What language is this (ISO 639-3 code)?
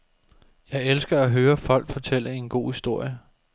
dan